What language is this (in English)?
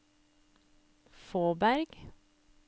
Norwegian